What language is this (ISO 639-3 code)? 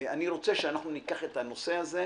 heb